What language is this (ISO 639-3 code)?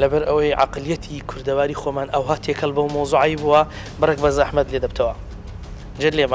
ara